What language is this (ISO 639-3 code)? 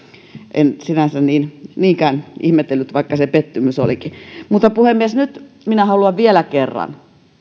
fin